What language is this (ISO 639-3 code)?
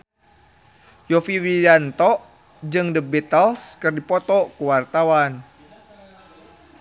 sun